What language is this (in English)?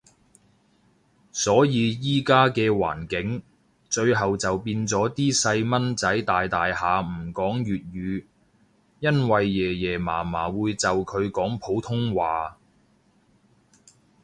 Cantonese